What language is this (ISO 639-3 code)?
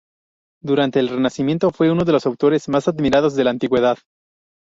spa